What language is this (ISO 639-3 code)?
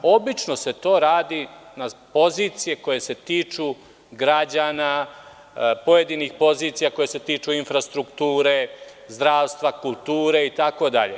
srp